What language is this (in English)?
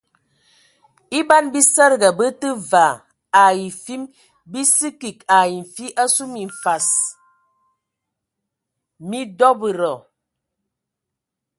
Ewondo